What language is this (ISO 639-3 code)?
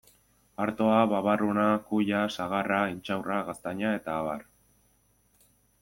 eus